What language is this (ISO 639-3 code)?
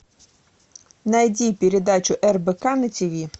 rus